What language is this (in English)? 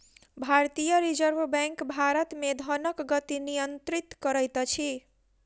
Maithili